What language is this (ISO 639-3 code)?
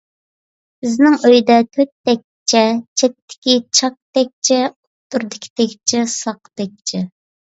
uig